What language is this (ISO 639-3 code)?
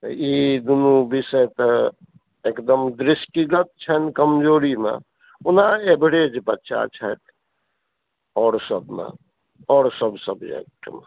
mai